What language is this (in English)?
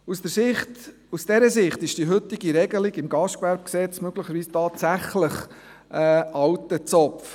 Swiss German